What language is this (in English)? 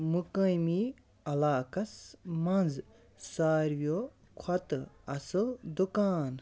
Kashmiri